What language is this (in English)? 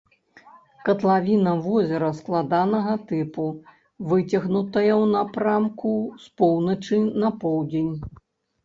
Belarusian